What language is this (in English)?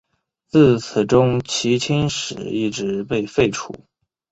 Chinese